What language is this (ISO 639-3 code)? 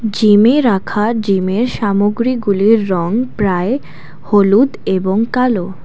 ben